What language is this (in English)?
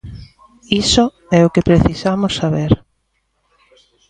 Galician